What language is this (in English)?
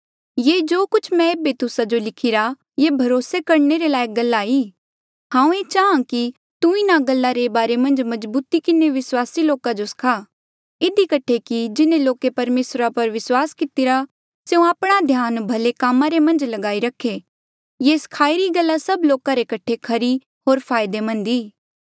Mandeali